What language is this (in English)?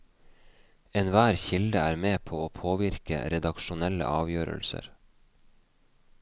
Norwegian